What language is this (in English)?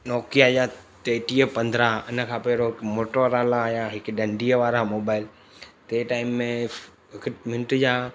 Sindhi